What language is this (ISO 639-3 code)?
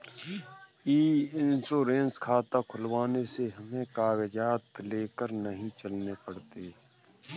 hin